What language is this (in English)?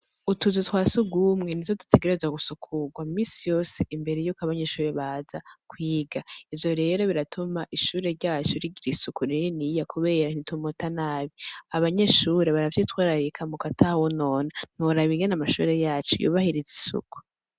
Rundi